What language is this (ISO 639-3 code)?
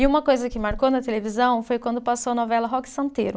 por